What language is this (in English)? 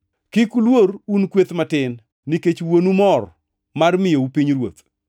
Luo (Kenya and Tanzania)